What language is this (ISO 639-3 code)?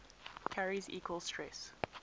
eng